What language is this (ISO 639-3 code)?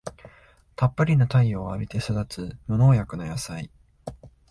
jpn